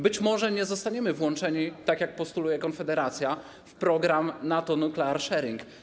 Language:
Polish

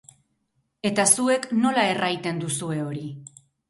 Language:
Basque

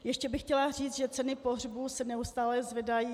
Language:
Czech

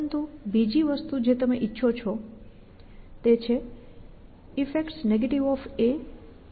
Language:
Gujarati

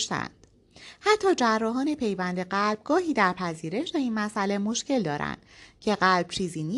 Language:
Persian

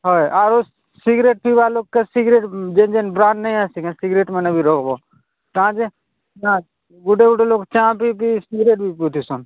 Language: Odia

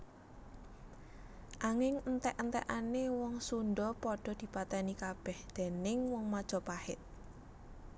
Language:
Javanese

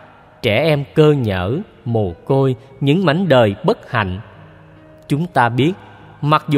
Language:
Vietnamese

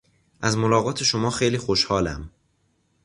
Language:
Persian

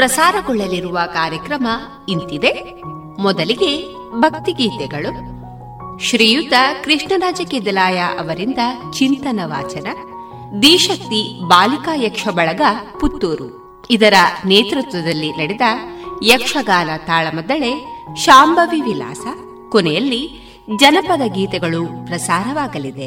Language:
Kannada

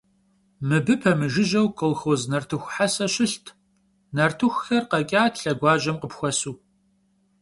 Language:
Kabardian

